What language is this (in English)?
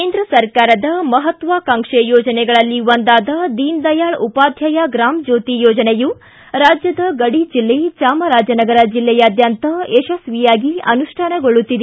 Kannada